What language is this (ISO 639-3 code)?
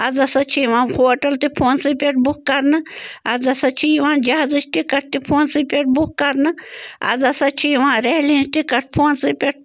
kas